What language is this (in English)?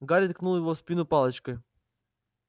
Russian